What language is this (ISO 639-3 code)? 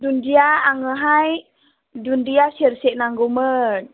brx